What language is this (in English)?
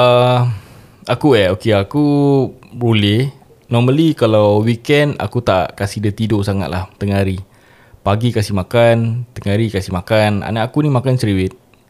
Malay